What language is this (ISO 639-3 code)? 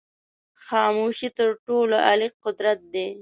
pus